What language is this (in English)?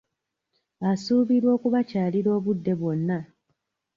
Ganda